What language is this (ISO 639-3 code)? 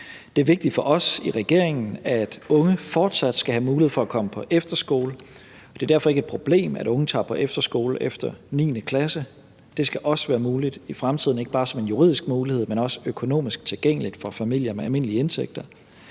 dan